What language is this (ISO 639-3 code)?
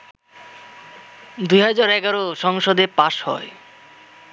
ben